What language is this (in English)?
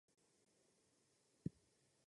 Czech